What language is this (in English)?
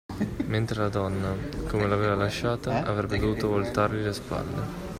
Italian